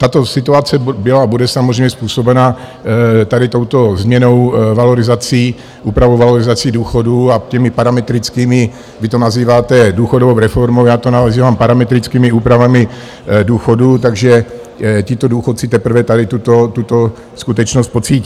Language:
Czech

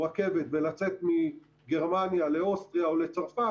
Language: Hebrew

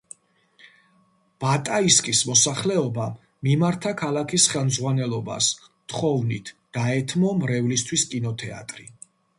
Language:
Georgian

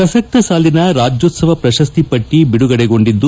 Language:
Kannada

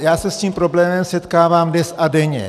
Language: Czech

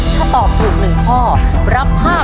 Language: Thai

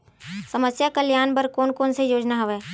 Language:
Chhattisgarhi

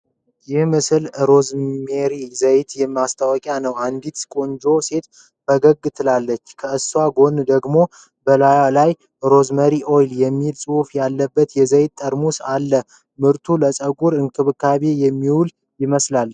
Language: Amharic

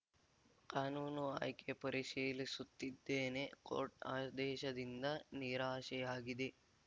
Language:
Kannada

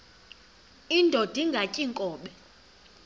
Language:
Xhosa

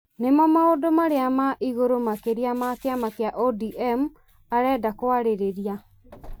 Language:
Kikuyu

